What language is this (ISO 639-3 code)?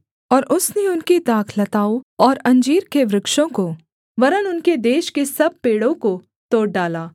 hin